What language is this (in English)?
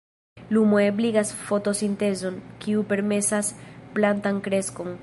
Esperanto